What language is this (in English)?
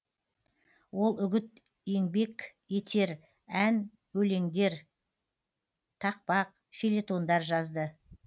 Kazakh